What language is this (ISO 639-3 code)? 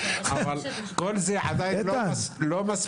heb